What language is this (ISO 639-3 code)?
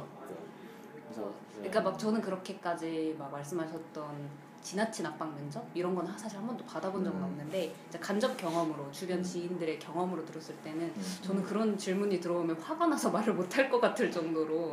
kor